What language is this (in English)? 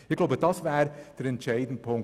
Swiss German